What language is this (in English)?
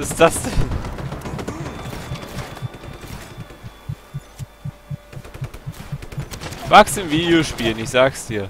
German